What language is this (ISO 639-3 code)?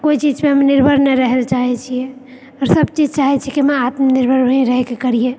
mai